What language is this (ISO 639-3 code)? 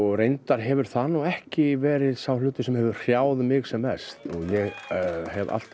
isl